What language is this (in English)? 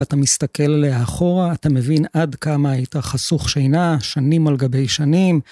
Hebrew